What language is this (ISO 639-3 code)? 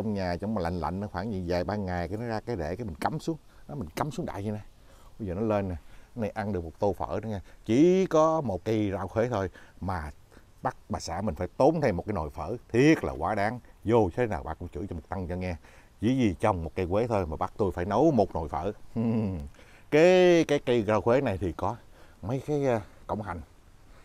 vie